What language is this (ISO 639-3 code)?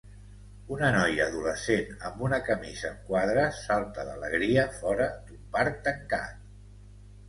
cat